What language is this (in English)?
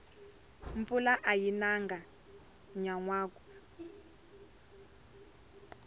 Tsonga